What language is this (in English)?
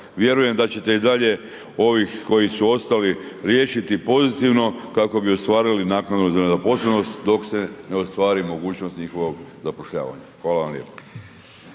Croatian